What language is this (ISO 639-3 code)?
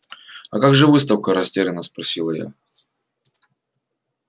rus